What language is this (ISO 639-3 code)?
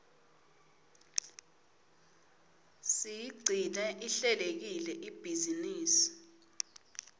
ssw